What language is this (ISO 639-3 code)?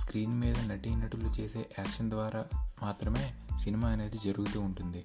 tel